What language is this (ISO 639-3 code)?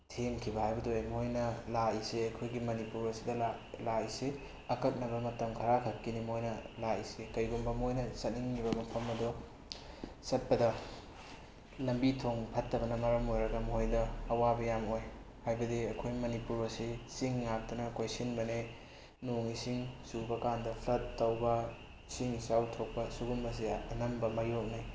mni